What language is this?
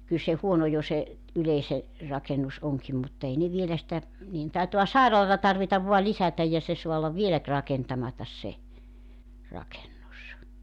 Finnish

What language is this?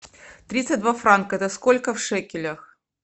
Russian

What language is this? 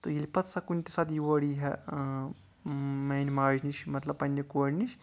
Kashmiri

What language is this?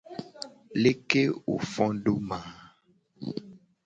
Gen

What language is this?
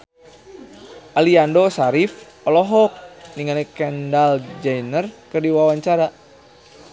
Sundanese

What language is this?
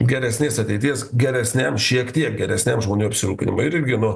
Lithuanian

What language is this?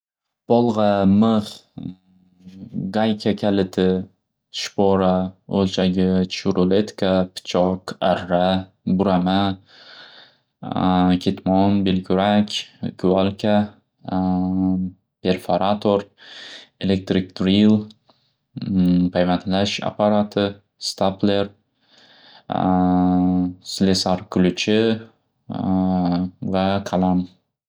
Uzbek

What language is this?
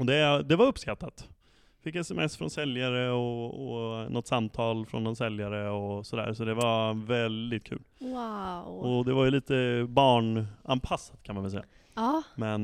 Swedish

